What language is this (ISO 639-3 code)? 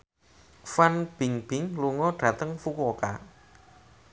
jav